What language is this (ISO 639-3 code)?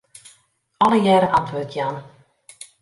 fry